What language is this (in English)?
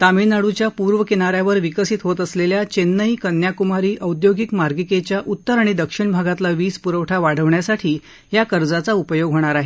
Marathi